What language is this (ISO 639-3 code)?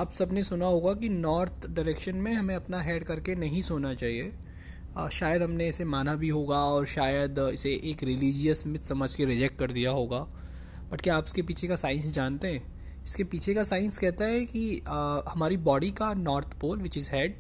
hin